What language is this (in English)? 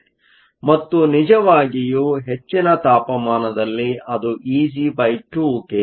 Kannada